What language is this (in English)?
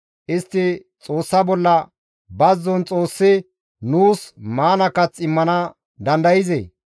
Gamo